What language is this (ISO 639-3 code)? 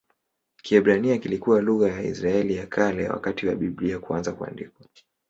swa